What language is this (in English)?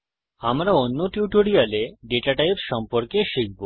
Bangla